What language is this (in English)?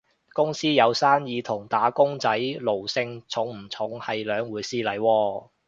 Cantonese